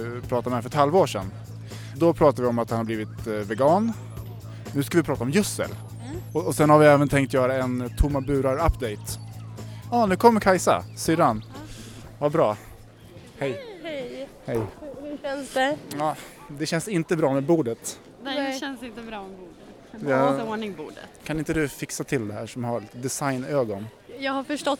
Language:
Swedish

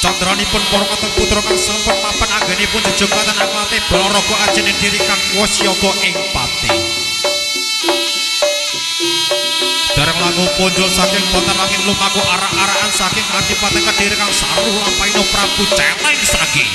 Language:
Indonesian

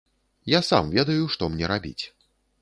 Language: Belarusian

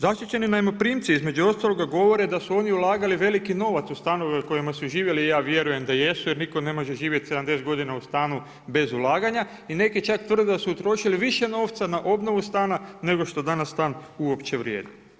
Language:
Croatian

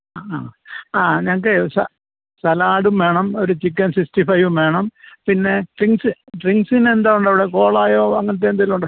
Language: Malayalam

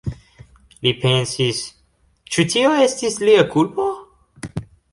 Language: Esperanto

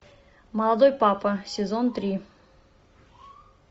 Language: Russian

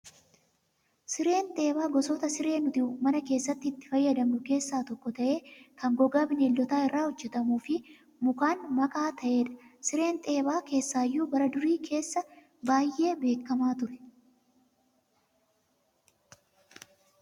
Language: Oromo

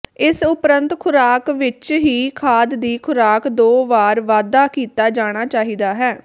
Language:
Punjabi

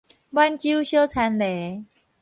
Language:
Min Nan Chinese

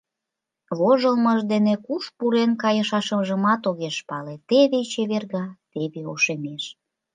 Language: Mari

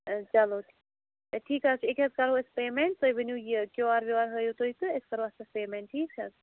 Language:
Kashmiri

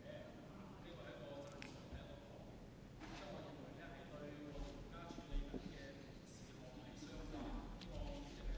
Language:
Cantonese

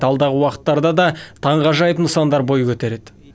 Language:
Kazakh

